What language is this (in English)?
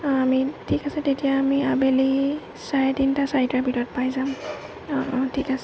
Assamese